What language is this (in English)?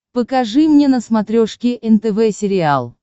Russian